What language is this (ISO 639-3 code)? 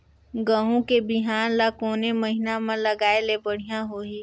hne